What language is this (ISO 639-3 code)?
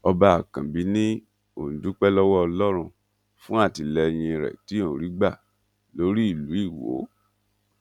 yor